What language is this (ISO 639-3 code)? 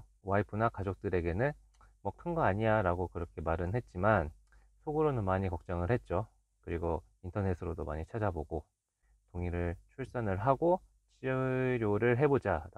kor